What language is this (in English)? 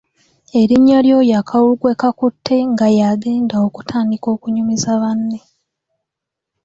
Ganda